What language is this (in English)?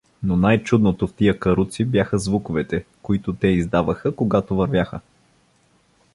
Bulgarian